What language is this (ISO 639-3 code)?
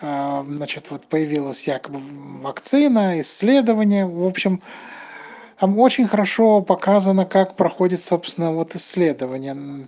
rus